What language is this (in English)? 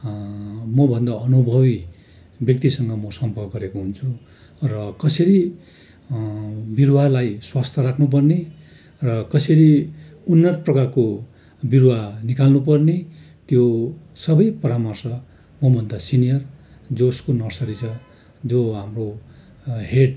Nepali